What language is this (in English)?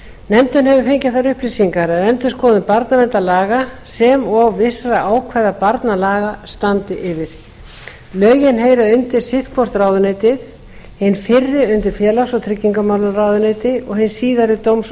Icelandic